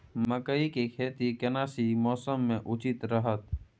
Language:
Maithili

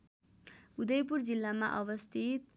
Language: Nepali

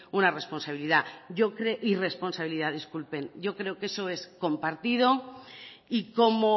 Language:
Spanish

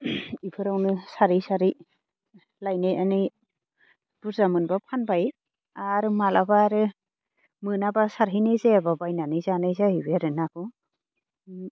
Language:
Bodo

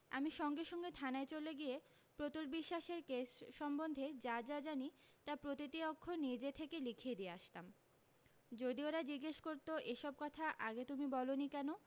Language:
Bangla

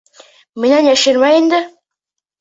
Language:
Bashkir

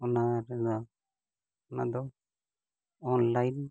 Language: Santali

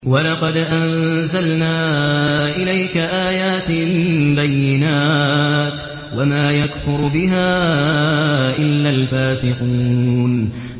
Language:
Arabic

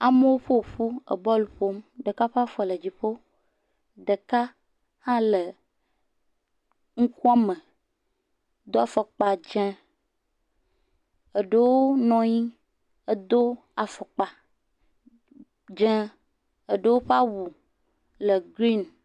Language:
Ewe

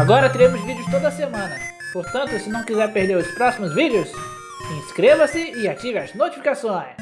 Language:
Portuguese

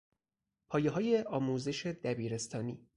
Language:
Persian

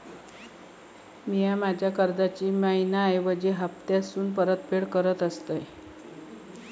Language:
Marathi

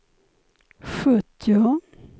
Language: Swedish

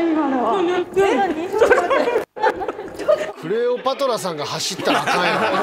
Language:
Japanese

